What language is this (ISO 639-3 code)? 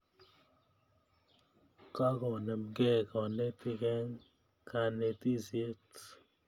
kln